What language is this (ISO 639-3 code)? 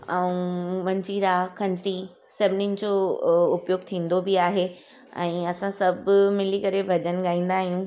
snd